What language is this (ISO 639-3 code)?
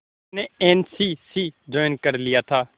hin